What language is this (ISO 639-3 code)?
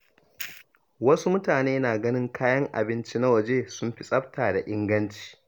hau